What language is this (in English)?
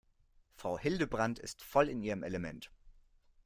German